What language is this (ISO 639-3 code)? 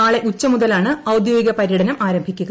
mal